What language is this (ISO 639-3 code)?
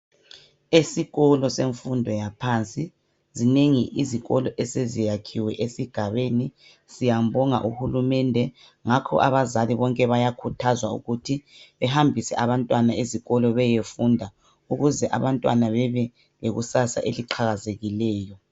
nde